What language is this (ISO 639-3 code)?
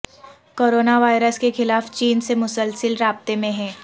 urd